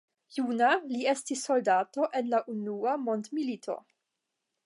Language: Esperanto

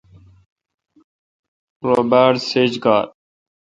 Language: Kalkoti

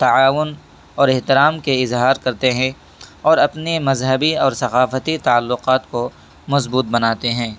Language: Urdu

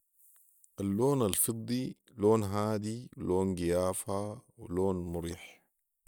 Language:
Sudanese Arabic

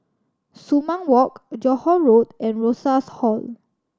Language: English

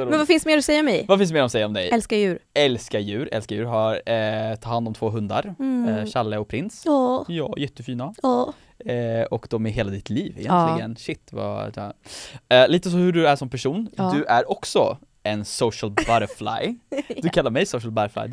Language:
Swedish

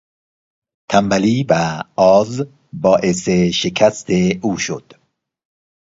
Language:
Persian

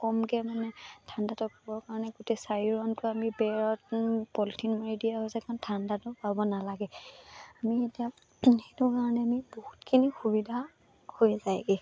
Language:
Assamese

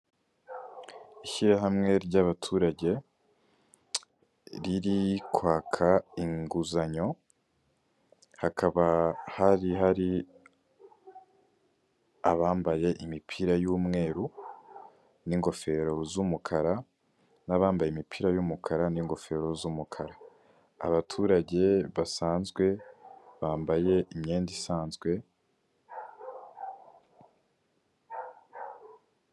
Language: Kinyarwanda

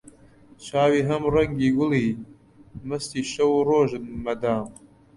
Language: Central Kurdish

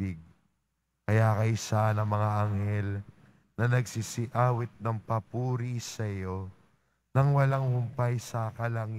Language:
Filipino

